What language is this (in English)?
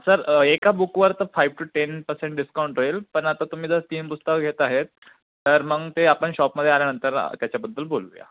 Marathi